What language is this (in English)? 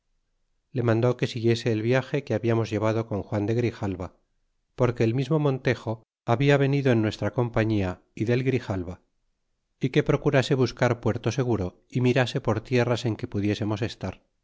Spanish